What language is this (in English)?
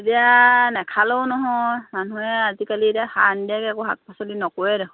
Assamese